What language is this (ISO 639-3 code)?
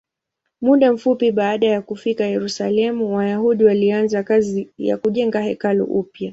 swa